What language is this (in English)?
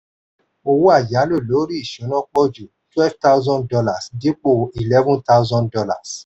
Yoruba